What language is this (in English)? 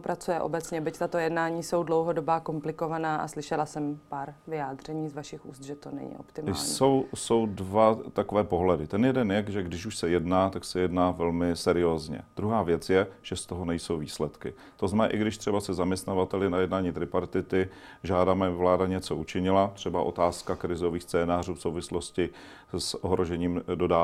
Czech